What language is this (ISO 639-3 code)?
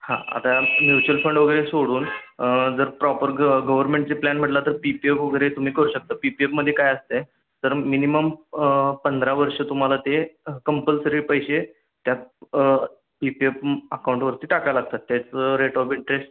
mar